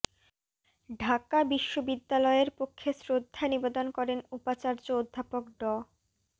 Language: Bangla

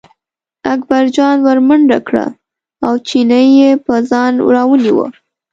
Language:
Pashto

